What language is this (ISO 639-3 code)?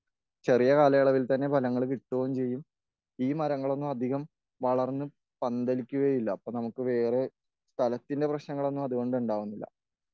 mal